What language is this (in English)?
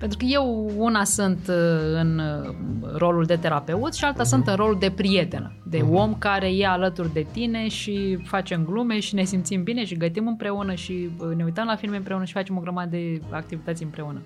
Romanian